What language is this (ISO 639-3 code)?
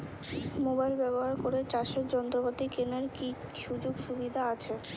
ben